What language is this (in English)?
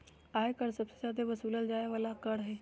Magahi